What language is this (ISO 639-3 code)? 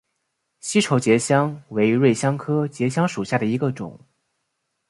zho